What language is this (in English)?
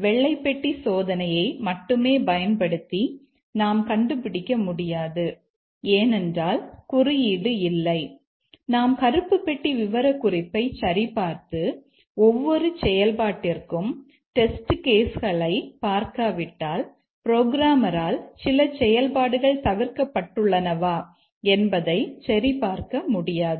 Tamil